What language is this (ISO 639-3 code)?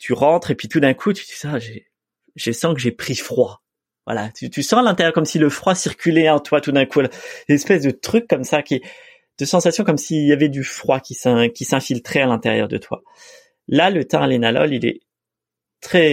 fra